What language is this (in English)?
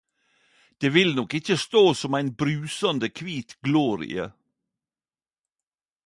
Norwegian Nynorsk